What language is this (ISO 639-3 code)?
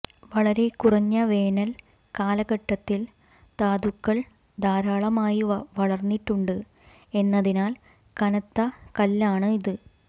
mal